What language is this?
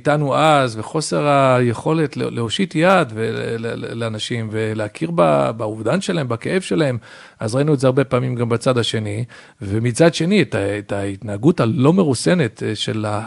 Hebrew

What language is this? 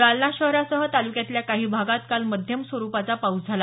Marathi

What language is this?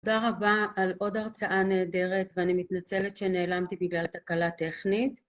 Hebrew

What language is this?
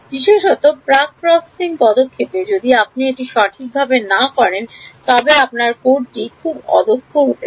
Bangla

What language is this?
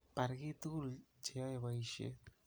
Kalenjin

